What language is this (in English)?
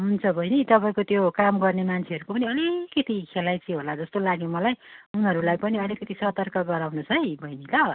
Nepali